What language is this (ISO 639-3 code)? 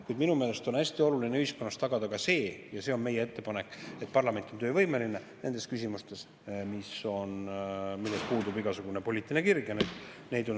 est